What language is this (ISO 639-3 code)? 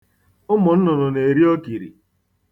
ibo